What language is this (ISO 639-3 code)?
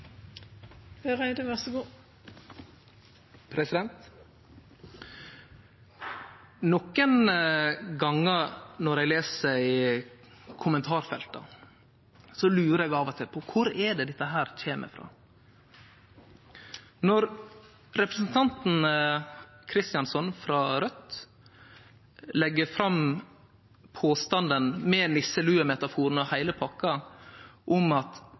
nno